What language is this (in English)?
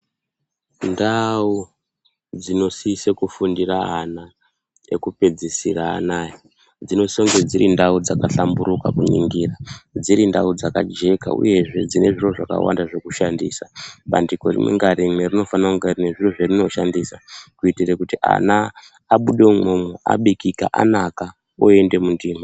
Ndau